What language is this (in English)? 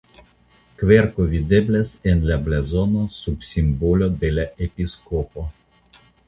Esperanto